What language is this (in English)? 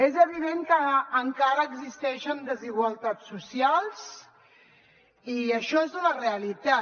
Catalan